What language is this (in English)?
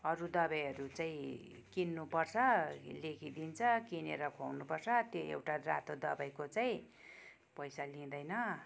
Nepali